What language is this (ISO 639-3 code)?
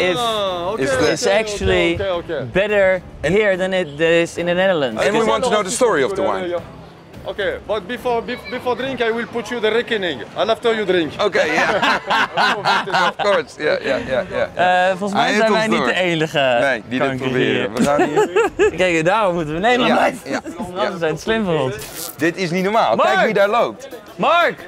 nld